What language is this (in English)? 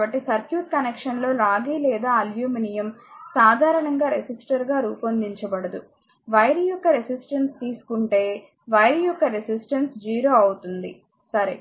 Telugu